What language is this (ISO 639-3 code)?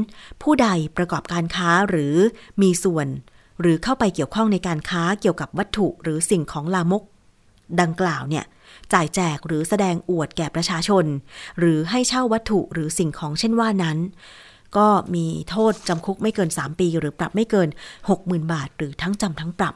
tha